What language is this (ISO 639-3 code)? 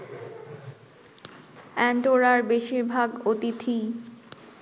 ben